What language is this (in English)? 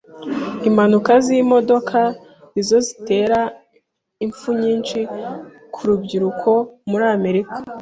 Kinyarwanda